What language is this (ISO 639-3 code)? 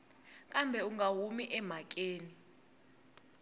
tso